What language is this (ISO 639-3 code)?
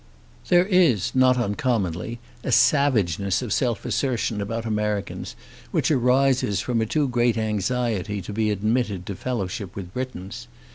eng